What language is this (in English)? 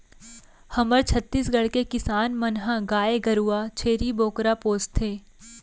Chhattisgarhi